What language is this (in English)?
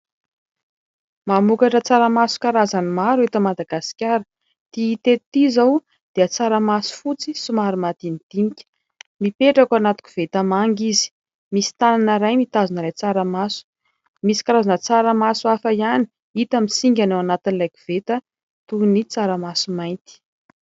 Malagasy